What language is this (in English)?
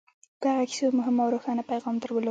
Pashto